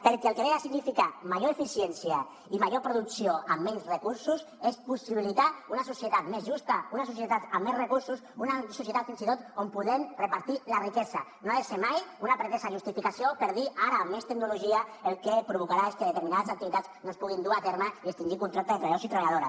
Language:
Catalan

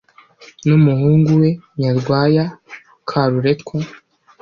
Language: Kinyarwanda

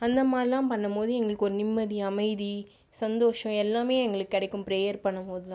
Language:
Tamil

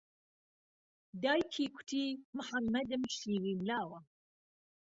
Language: Central Kurdish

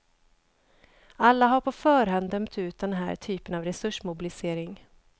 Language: Swedish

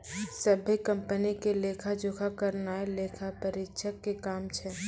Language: Maithili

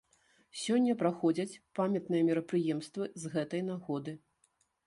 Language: Belarusian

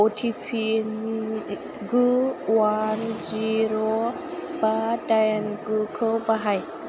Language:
Bodo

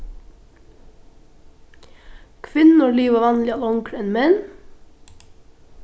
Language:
Faroese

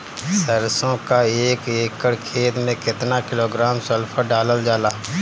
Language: Bhojpuri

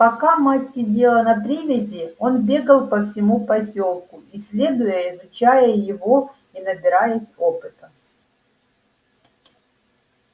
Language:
Russian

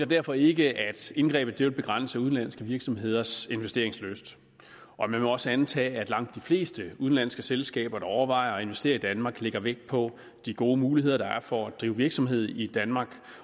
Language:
Danish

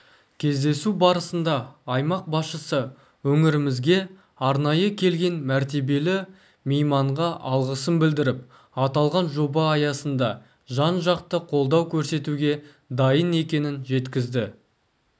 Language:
Kazakh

